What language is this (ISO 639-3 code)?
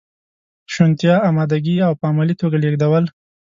pus